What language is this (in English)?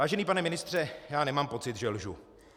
Czech